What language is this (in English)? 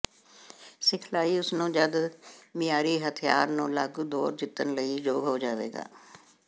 Punjabi